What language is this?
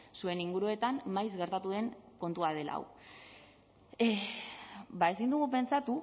Basque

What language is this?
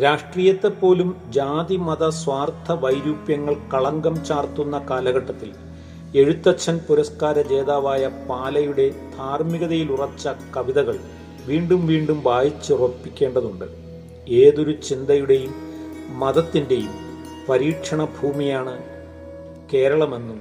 Malayalam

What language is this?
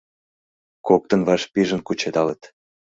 Mari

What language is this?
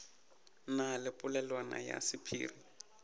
Northern Sotho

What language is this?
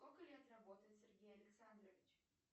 Russian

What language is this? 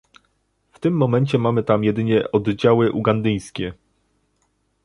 Polish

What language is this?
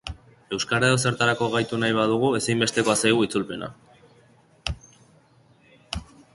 Basque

